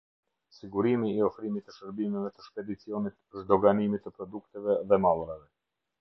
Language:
Albanian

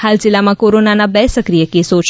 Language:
Gujarati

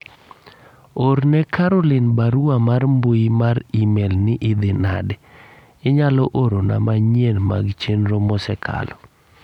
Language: Luo (Kenya and Tanzania)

